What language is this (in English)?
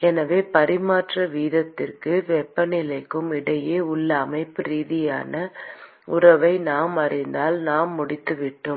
Tamil